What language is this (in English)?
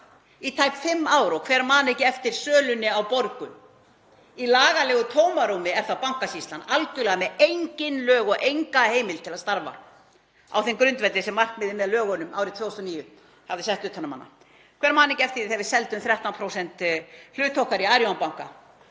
Icelandic